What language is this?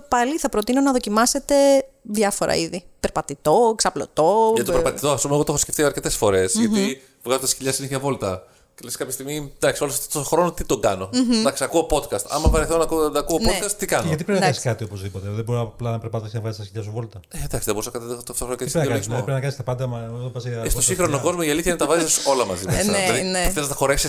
Greek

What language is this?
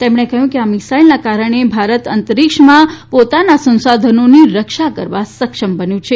Gujarati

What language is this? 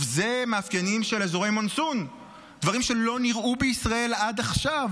Hebrew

